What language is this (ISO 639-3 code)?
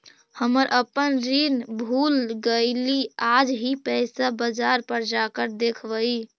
mag